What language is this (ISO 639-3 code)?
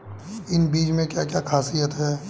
hin